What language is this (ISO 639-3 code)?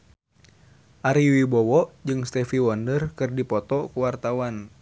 sun